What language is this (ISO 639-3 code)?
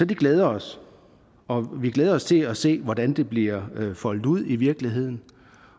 dan